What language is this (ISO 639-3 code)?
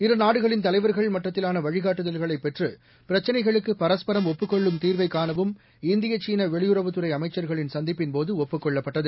tam